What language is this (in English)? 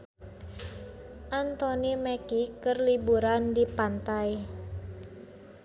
Sundanese